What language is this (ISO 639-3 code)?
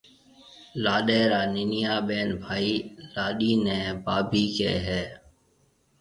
mve